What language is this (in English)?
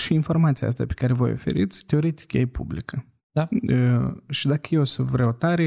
Romanian